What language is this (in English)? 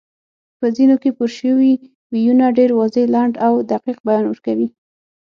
Pashto